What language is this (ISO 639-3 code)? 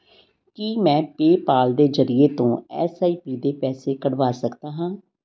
pan